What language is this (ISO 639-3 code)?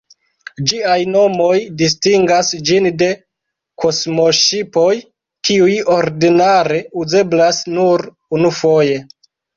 epo